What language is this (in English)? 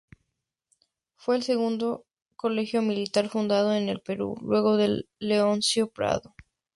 Spanish